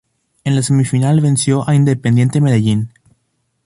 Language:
Spanish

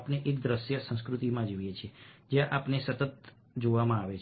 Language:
Gujarati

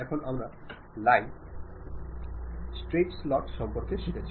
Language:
Bangla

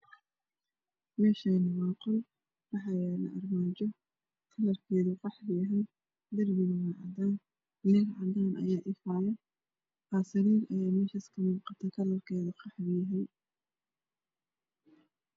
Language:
Somali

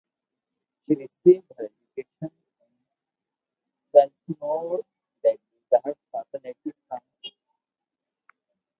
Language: English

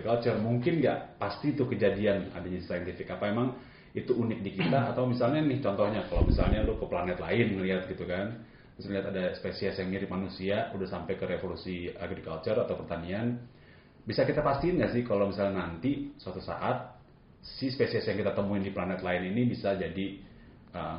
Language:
Indonesian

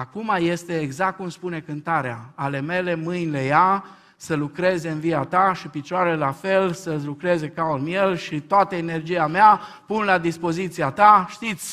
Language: Romanian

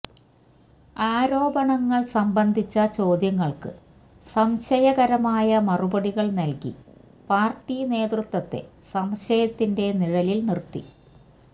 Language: Malayalam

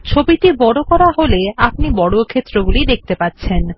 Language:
Bangla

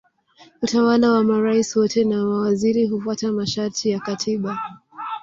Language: Swahili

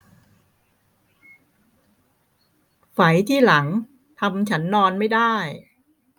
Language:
Thai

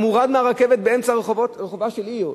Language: Hebrew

